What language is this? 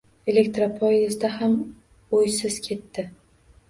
Uzbek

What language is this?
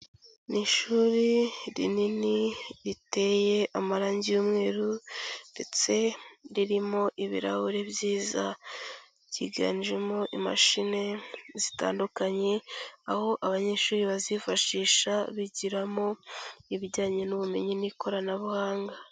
Kinyarwanda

